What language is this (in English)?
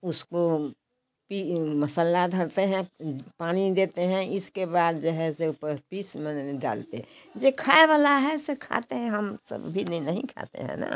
Hindi